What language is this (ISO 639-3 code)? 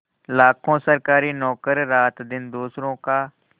hin